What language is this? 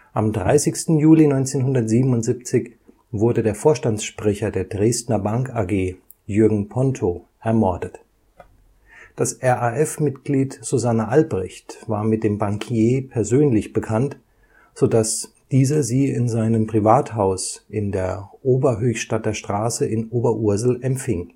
German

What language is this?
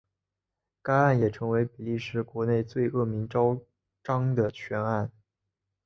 Chinese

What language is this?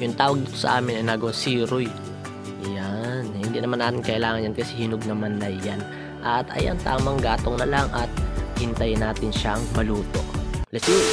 Filipino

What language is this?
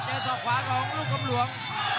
Thai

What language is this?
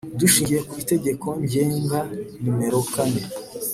Kinyarwanda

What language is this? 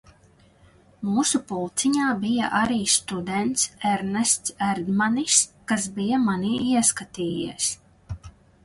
Latvian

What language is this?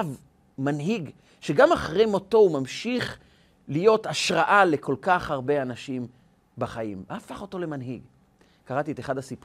Hebrew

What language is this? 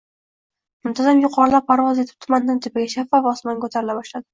Uzbek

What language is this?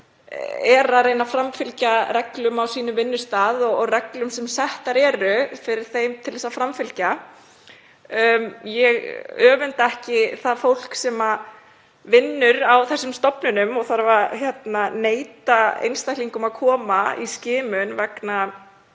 Icelandic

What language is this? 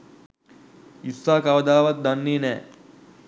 Sinhala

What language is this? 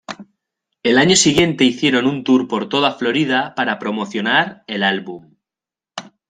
Spanish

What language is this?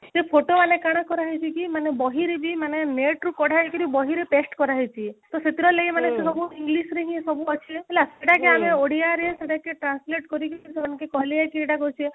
Odia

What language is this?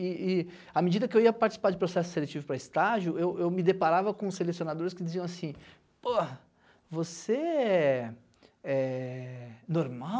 Portuguese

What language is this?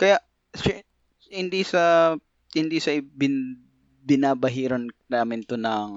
Filipino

